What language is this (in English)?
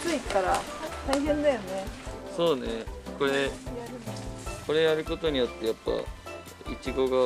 Japanese